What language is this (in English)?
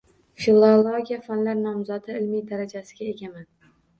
Uzbek